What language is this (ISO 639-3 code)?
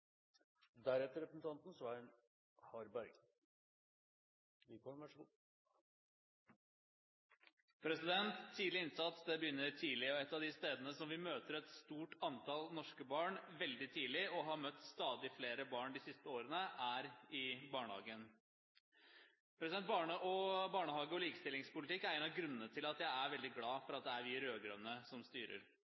nob